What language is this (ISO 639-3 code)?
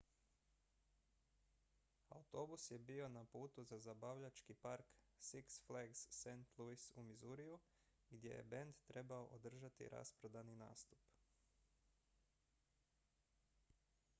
hrv